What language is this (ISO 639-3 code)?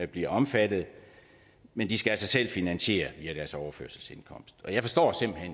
dan